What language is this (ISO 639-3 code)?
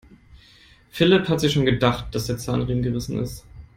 deu